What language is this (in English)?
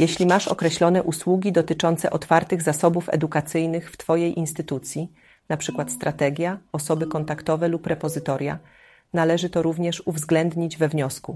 Polish